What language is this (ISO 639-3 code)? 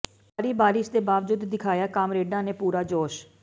pan